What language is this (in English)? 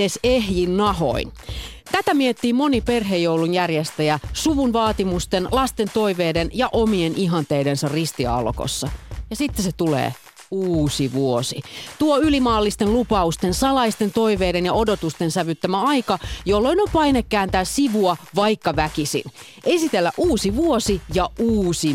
Finnish